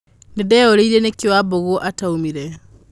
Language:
Kikuyu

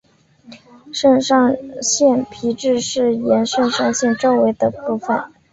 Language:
Chinese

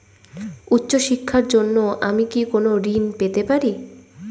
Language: Bangla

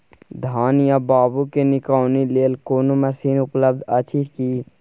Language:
Maithili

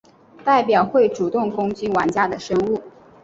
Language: Chinese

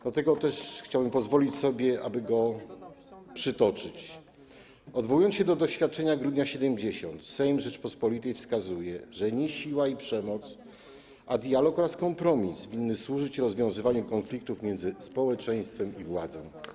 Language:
Polish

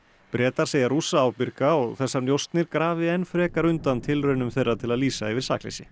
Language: Icelandic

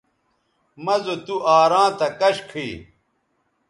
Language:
Bateri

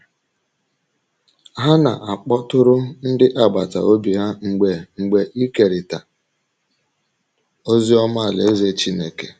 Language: Igbo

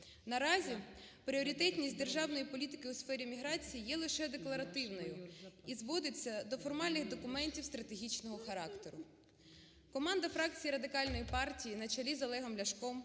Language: Ukrainian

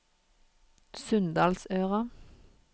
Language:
Norwegian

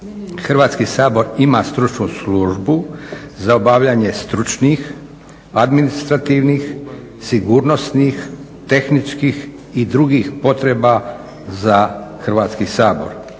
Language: Croatian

